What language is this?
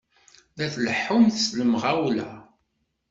Kabyle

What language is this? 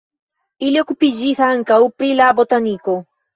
Esperanto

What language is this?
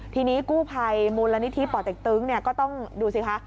Thai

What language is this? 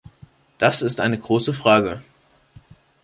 German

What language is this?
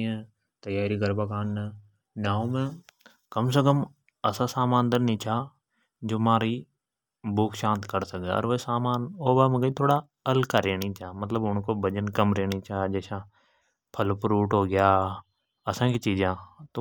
Hadothi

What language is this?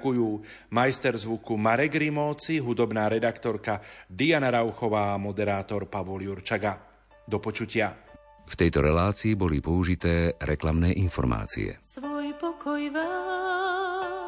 Slovak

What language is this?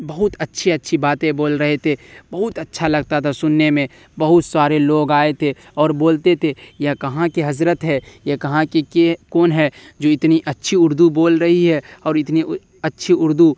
Urdu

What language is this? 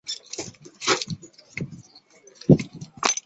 Chinese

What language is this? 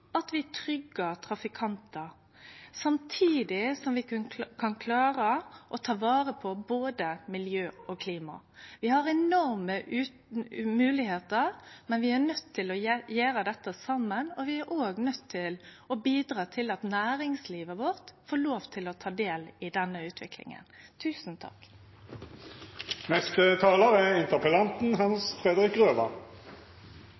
Norwegian Nynorsk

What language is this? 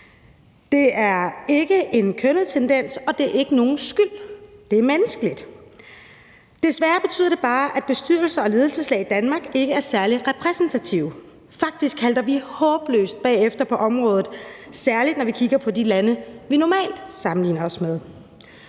Danish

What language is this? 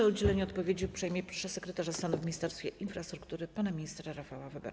Polish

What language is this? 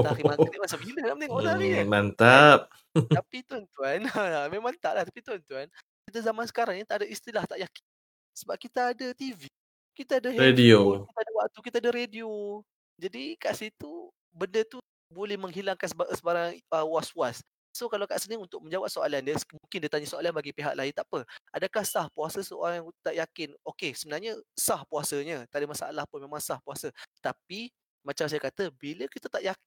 Malay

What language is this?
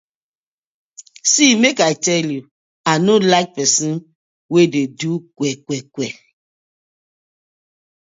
Nigerian Pidgin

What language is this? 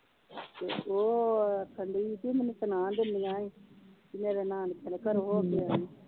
Punjabi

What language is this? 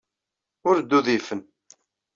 Kabyle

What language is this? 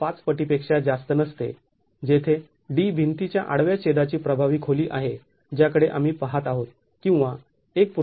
Marathi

